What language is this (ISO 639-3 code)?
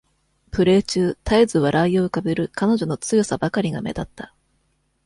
jpn